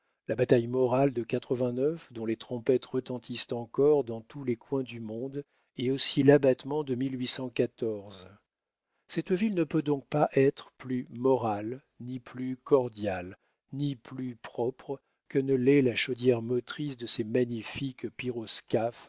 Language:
French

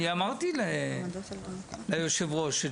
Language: Hebrew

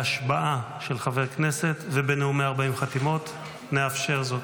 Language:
Hebrew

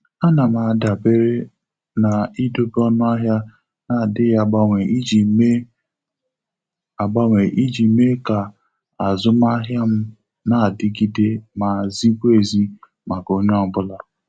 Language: Igbo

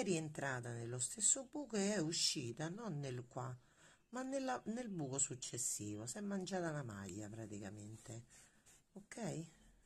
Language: Italian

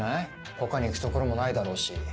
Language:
Japanese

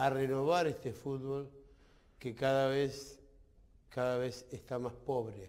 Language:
Spanish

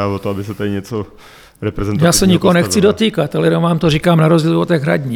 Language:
Czech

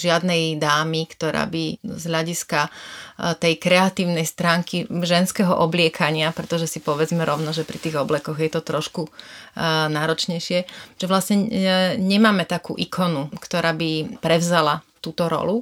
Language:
Slovak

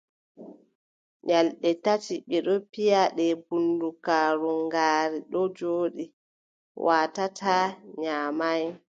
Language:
Adamawa Fulfulde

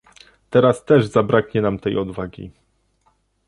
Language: Polish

